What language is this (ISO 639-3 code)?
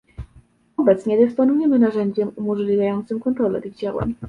pol